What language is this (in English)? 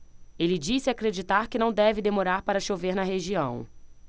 Portuguese